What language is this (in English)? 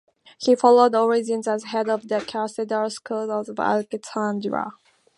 English